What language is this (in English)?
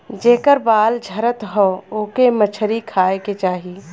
Bhojpuri